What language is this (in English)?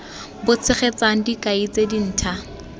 Tswana